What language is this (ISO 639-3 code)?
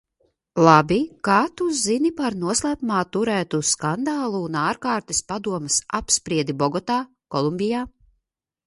lav